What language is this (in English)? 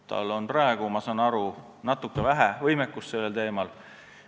Estonian